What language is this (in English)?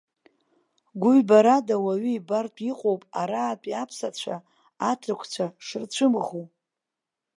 Abkhazian